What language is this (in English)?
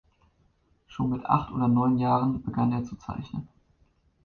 German